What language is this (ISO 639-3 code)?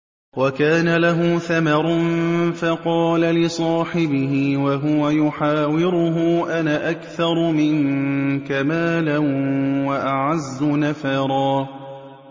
ara